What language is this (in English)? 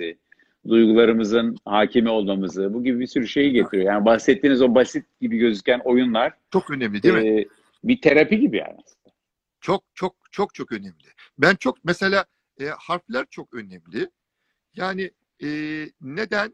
Turkish